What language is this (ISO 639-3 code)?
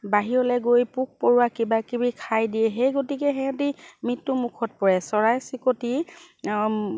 asm